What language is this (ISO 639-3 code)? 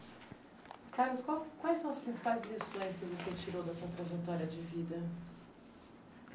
por